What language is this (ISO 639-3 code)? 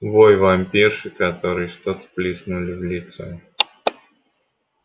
rus